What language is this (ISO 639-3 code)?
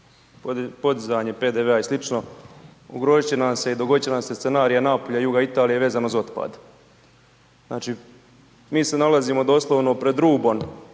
hrv